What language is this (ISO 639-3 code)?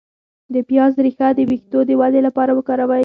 pus